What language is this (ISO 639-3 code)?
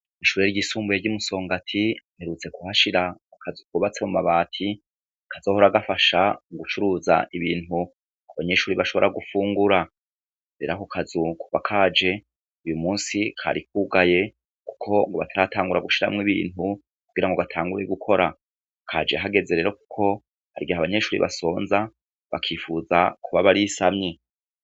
run